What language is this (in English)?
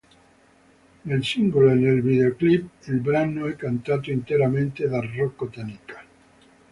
Italian